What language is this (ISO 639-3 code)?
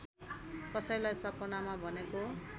nep